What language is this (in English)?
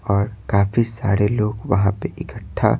Hindi